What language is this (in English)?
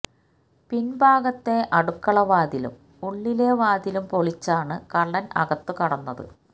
Malayalam